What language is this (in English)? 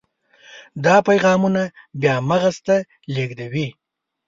Pashto